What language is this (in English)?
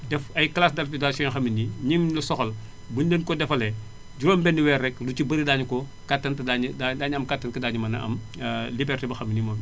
Wolof